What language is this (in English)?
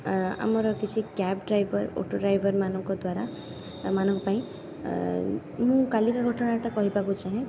Odia